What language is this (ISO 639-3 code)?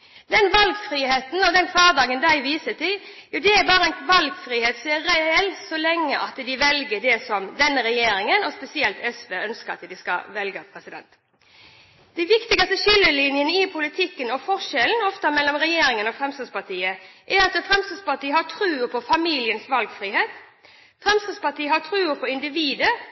nob